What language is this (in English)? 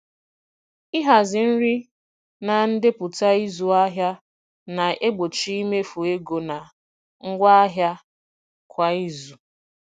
Igbo